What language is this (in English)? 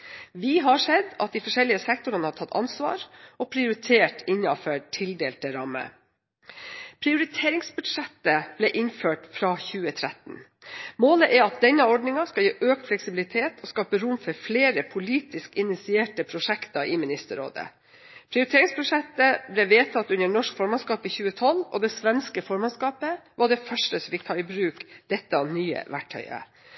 Norwegian Bokmål